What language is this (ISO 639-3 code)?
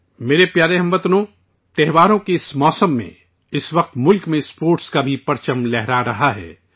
urd